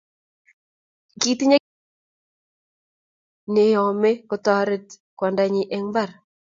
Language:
Kalenjin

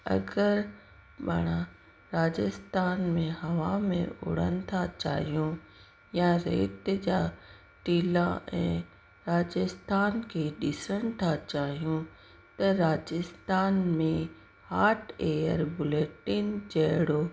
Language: Sindhi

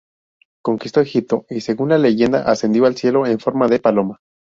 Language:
Spanish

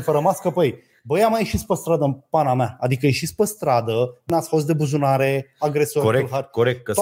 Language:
Romanian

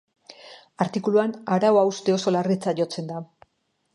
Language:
Basque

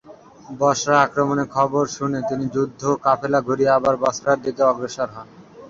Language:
Bangla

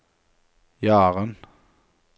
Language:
Norwegian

